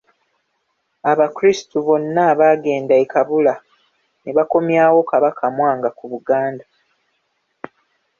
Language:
Ganda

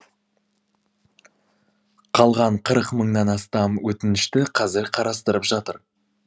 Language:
Kazakh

